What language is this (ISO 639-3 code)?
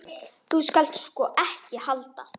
isl